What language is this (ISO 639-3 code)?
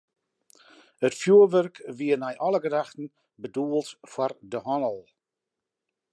fry